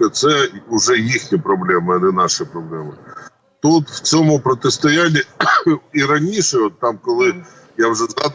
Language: Ukrainian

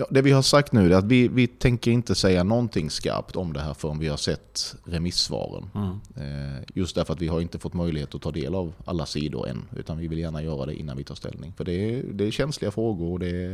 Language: Swedish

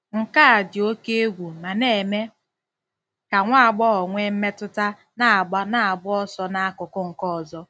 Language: Igbo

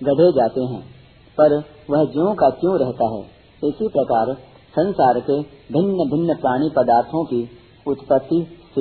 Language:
Hindi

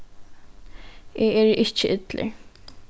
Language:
Faroese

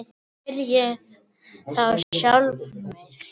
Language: Icelandic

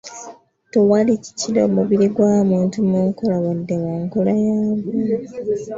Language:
Ganda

